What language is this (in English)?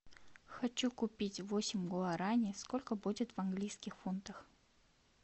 Russian